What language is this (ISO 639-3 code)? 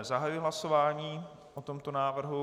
ces